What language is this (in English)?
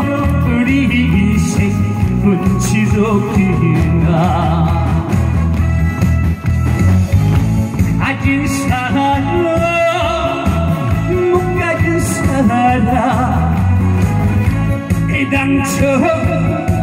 Korean